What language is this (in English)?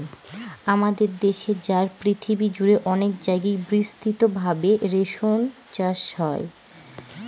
Bangla